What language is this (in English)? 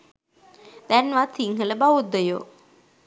Sinhala